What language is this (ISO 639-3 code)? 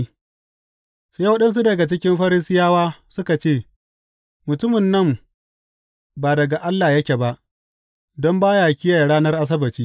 hau